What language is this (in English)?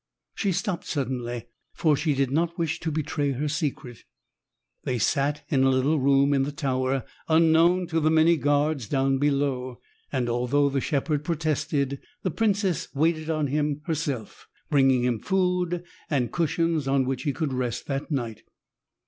English